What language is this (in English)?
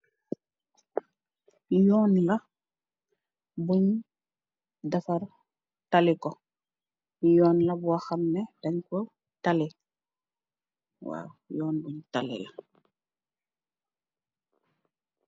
Wolof